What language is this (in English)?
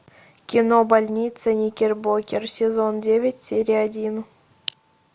Russian